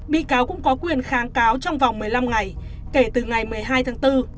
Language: Vietnamese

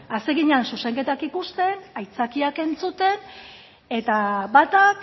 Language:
Basque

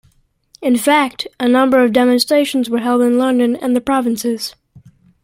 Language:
English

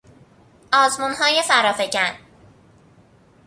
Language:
Persian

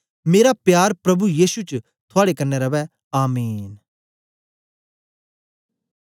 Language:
Dogri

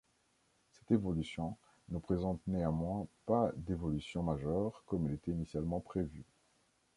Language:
French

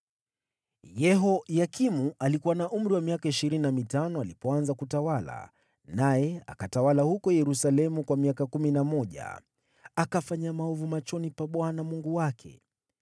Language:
Swahili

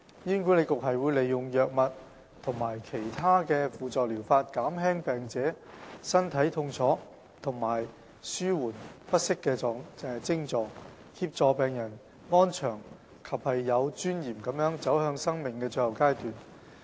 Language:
Cantonese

